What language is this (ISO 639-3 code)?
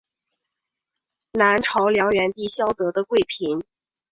zho